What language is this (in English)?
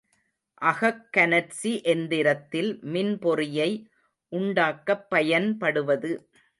Tamil